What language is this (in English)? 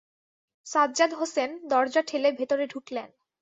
Bangla